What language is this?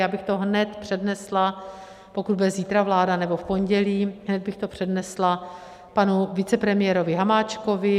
Czech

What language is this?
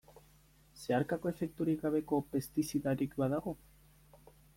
Basque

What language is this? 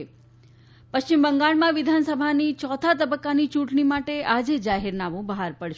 Gujarati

